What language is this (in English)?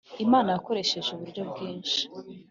Kinyarwanda